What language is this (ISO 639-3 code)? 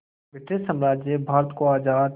hin